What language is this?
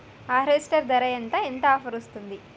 Telugu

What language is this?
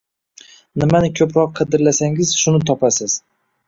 Uzbek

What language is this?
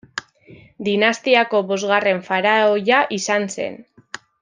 Basque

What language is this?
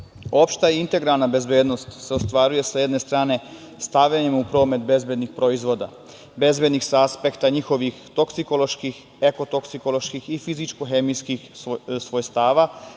Serbian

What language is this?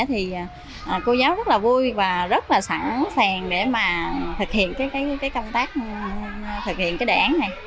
Vietnamese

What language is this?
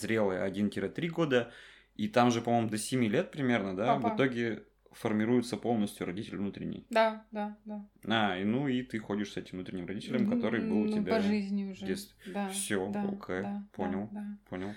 Russian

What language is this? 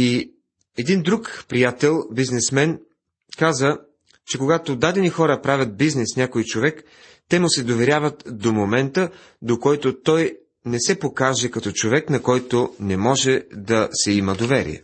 Bulgarian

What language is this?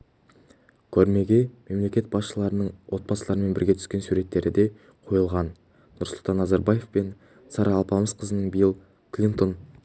Kazakh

